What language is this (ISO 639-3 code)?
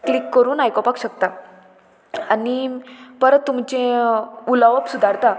kok